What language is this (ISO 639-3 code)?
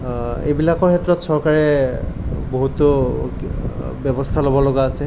asm